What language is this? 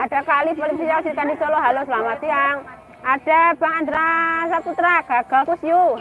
Indonesian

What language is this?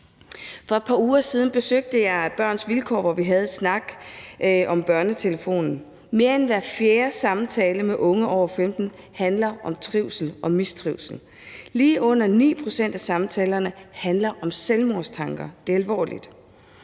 Danish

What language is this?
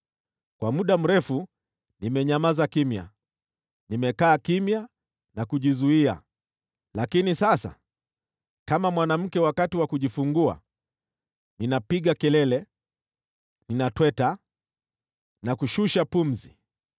Swahili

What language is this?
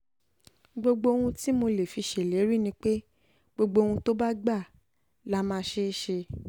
Yoruba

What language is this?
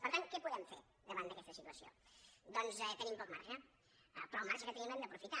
Catalan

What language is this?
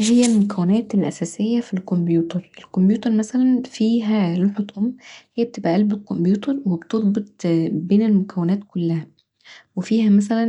Egyptian Arabic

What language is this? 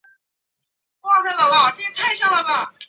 Chinese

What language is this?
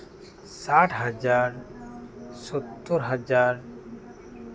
Santali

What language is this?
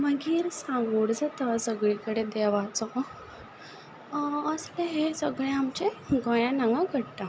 Konkani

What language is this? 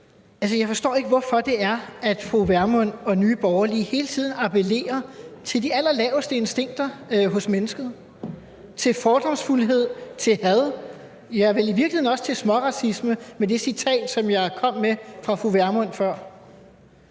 Danish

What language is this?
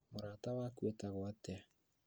Kikuyu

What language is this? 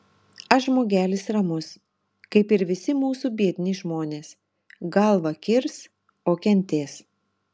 Lithuanian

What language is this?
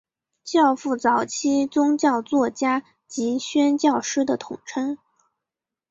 Chinese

